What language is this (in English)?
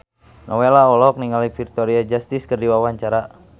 Sundanese